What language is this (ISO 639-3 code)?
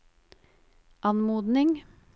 nor